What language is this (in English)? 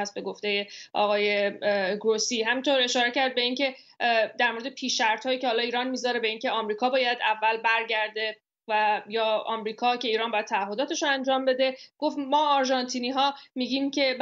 Persian